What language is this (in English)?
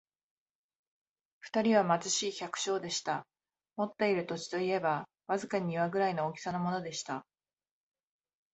Japanese